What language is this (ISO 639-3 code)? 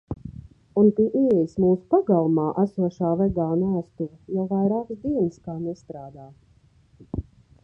lav